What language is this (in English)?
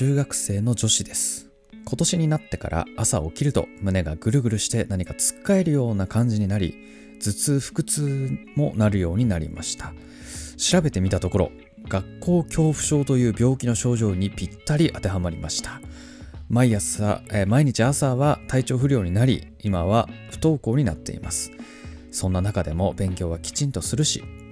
Japanese